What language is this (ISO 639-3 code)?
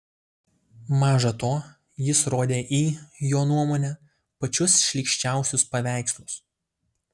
lit